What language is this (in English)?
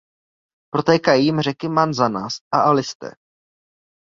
Czech